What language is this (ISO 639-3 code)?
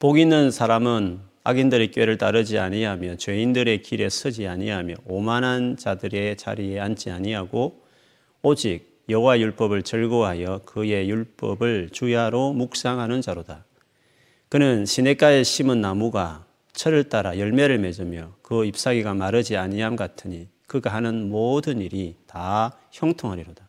kor